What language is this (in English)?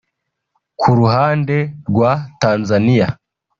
Kinyarwanda